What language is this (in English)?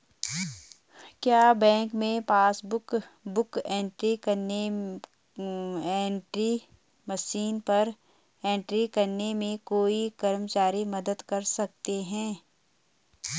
Hindi